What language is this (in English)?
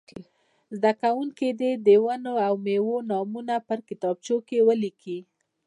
Pashto